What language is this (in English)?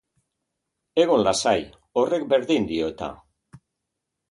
Basque